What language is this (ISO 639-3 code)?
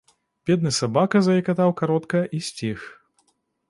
bel